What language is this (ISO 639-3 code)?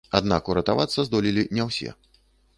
bel